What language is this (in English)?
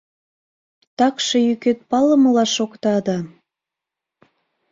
Mari